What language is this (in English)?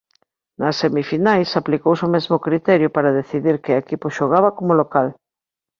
Galician